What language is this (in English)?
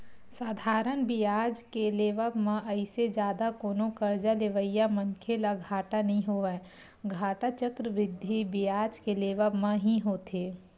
Chhattisgarhi